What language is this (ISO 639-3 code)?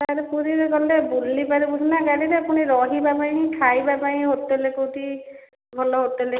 ori